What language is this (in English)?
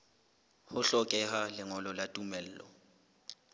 Southern Sotho